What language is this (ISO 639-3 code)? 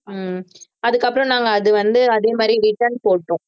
tam